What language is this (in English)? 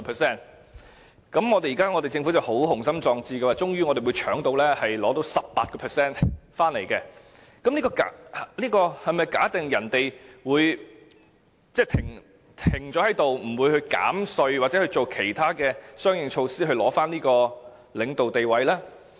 Cantonese